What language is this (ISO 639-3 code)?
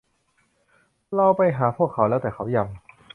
tha